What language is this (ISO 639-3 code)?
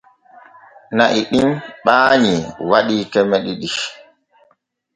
fue